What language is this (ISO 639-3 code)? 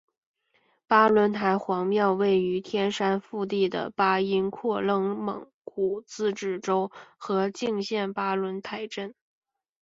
zho